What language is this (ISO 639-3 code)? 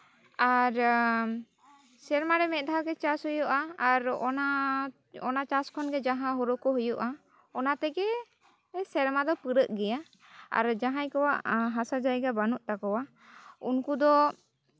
sat